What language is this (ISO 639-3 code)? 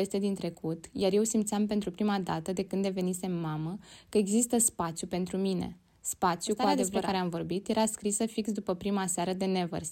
ron